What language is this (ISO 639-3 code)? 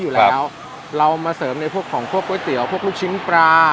tha